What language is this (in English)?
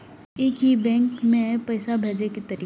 Maithili